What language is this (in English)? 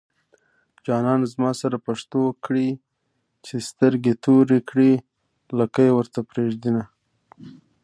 Pashto